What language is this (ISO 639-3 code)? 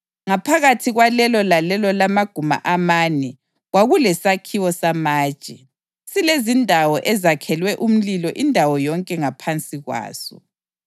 nde